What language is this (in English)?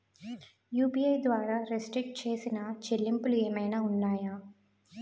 Telugu